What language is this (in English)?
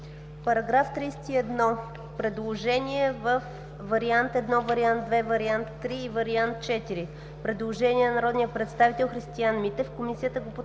Bulgarian